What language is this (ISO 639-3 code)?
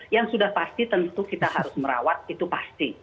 ind